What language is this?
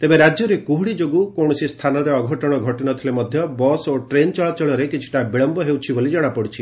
Odia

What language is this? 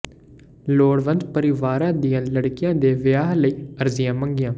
Punjabi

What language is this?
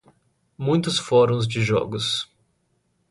Portuguese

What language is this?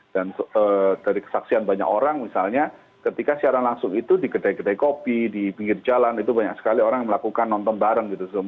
Indonesian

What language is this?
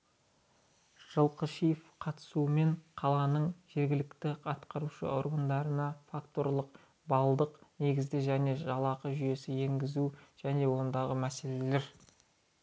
Kazakh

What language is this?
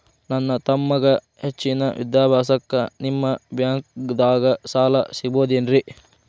Kannada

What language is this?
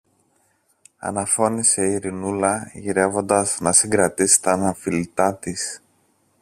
Greek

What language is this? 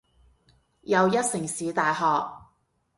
Cantonese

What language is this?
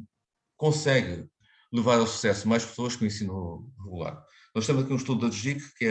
Portuguese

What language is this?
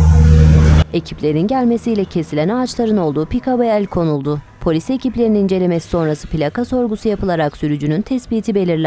Turkish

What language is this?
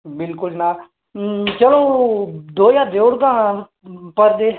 Dogri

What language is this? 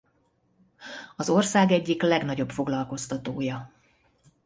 Hungarian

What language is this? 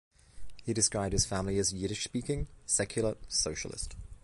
English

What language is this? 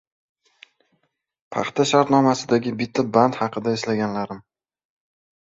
Uzbek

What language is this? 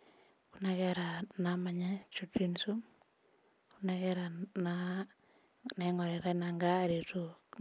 Masai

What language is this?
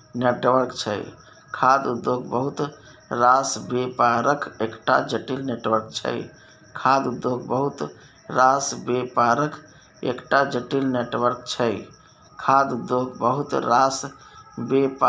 Maithili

